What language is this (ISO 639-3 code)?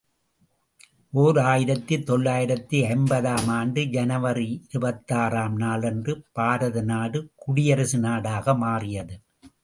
tam